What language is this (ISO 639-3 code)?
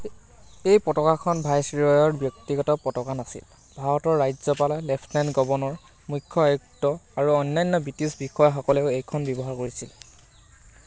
asm